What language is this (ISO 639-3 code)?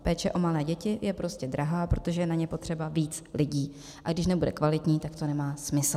ces